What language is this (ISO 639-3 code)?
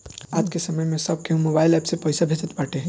bho